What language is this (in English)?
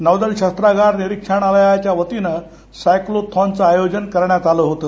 Marathi